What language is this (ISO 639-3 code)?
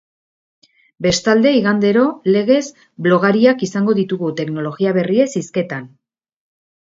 eus